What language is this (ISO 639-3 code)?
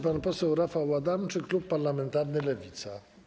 pol